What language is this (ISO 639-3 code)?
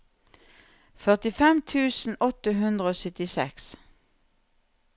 nor